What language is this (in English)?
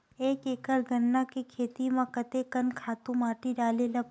Chhattisgarhi